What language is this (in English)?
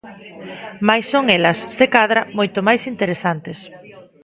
Galician